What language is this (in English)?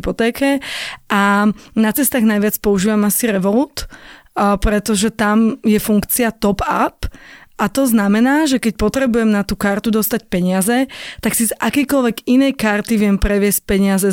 Slovak